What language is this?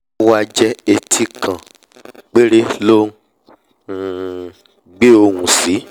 Yoruba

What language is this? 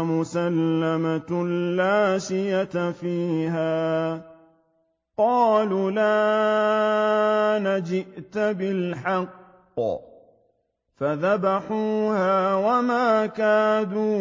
Arabic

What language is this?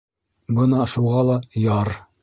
Bashkir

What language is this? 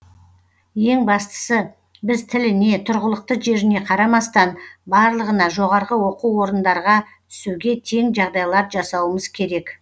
Kazakh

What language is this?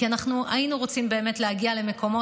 Hebrew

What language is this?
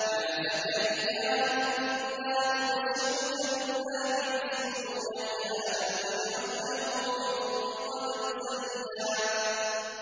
Arabic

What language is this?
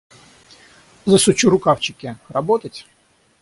Russian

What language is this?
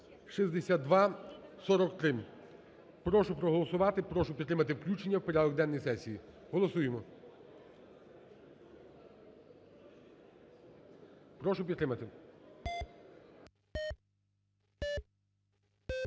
Ukrainian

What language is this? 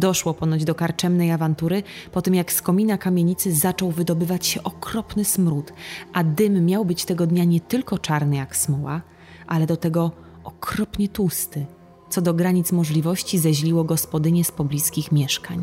Polish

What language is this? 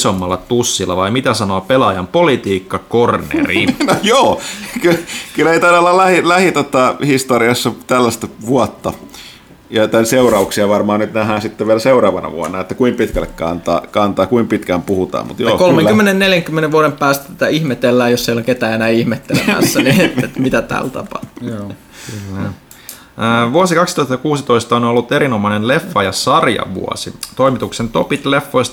Finnish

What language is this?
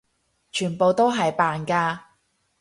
Cantonese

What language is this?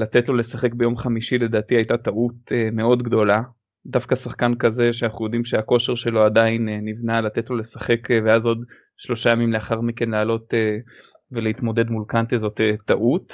Hebrew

